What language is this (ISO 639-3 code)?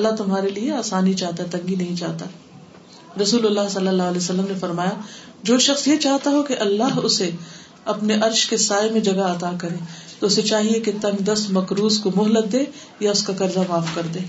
urd